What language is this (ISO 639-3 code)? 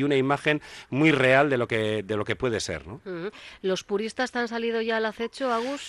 spa